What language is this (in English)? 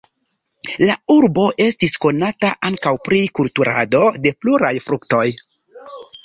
Esperanto